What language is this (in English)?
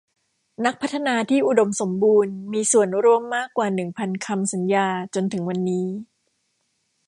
Thai